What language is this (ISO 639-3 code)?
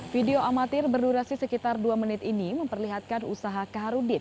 ind